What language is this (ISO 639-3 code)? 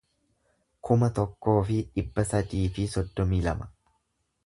orm